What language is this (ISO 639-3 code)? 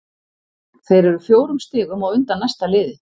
isl